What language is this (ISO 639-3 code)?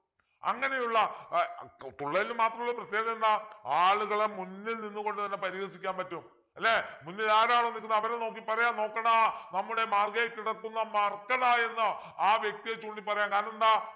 mal